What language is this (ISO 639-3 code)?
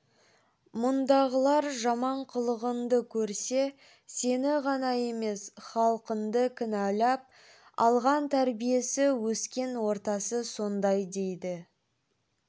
kaz